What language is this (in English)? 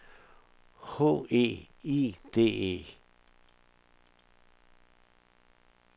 Danish